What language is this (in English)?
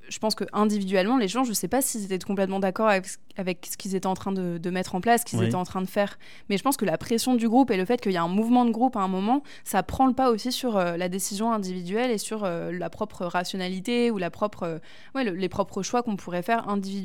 French